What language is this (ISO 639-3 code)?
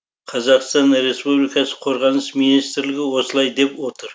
kaz